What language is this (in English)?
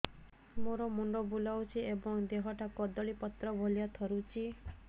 Odia